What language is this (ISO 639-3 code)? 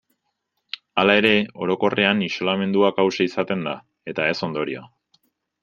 eus